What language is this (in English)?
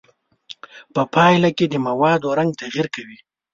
Pashto